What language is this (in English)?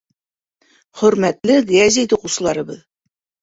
Bashkir